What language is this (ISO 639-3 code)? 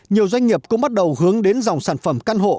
vie